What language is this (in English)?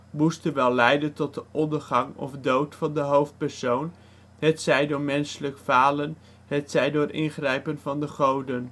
Dutch